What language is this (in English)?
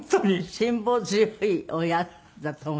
Japanese